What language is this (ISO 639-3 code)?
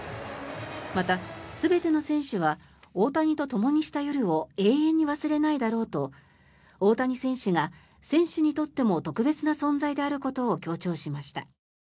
jpn